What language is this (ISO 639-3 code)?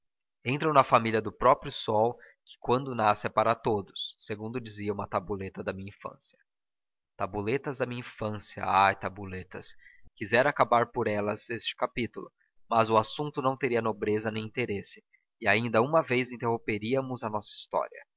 por